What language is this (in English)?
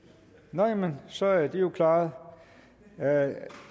Danish